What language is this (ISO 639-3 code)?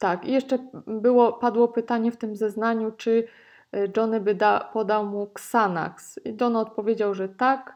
pol